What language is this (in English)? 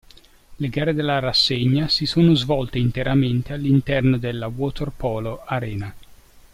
Italian